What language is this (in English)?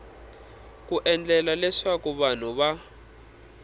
Tsonga